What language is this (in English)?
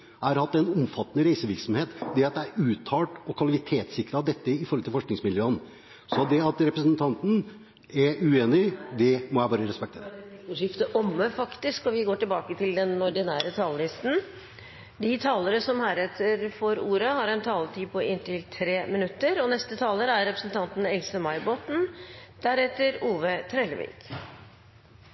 Norwegian Bokmål